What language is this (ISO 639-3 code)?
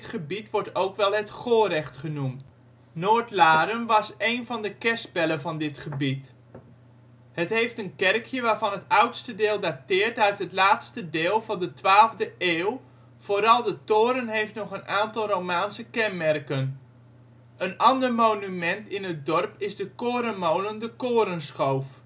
nld